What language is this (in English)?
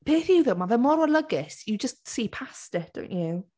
Welsh